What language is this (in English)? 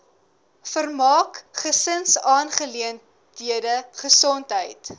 Afrikaans